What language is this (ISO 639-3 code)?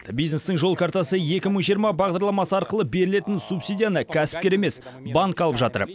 kaz